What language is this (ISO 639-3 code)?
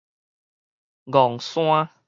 nan